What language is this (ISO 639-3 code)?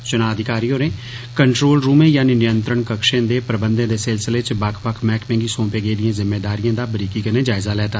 doi